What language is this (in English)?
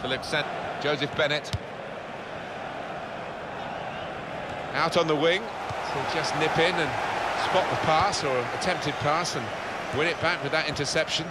English